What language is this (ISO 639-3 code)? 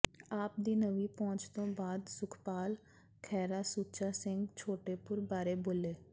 pan